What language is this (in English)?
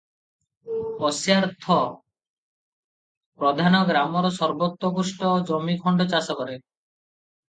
Odia